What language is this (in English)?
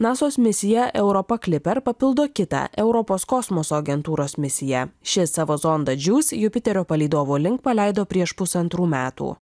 Lithuanian